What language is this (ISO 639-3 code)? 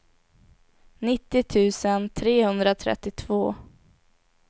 swe